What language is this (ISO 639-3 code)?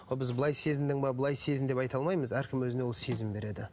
kaz